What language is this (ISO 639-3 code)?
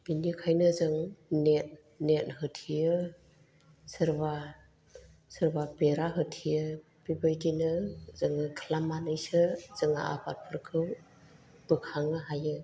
brx